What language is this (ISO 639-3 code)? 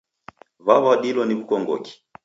dav